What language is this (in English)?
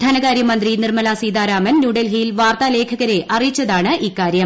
Malayalam